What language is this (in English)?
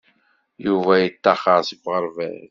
Kabyle